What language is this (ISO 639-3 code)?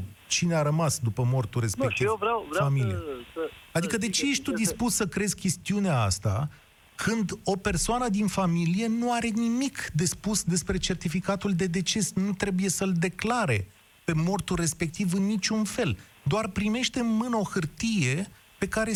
ron